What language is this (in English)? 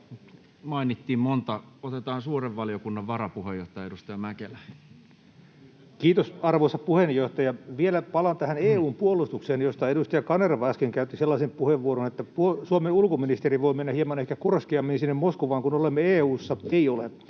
Finnish